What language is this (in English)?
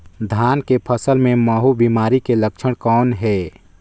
Chhattisgarhi